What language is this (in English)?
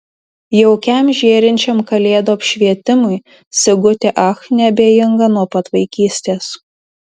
Lithuanian